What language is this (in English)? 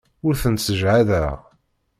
Kabyle